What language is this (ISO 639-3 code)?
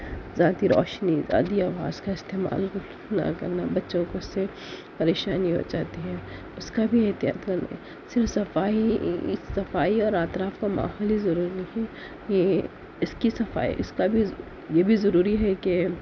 urd